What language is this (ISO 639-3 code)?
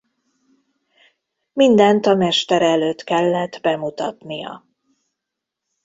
hun